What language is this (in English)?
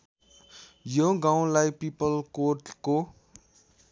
Nepali